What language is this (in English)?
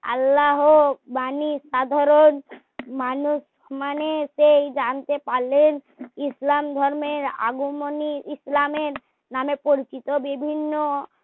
Bangla